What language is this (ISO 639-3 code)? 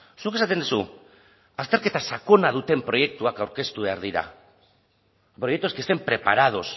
eus